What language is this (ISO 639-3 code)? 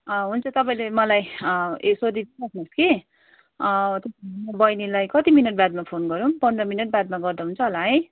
nep